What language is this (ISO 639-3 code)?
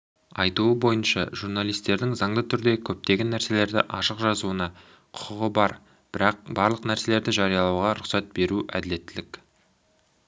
kaz